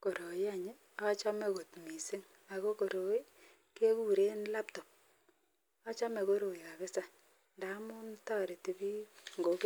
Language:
Kalenjin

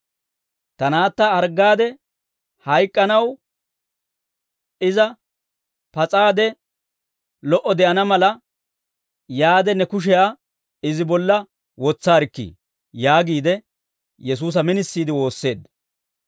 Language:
Dawro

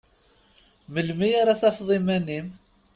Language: Kabyle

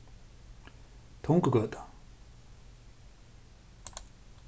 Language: Faroese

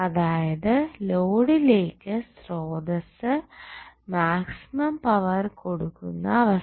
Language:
Malayalam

